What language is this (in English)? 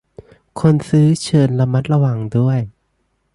Thai